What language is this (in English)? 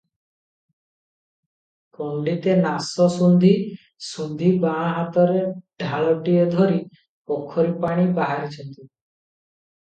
Odia